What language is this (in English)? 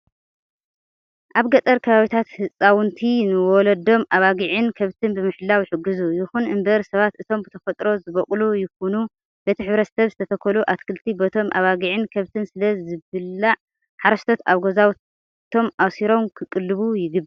Tigrinya